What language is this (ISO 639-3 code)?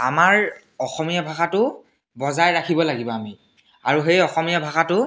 asm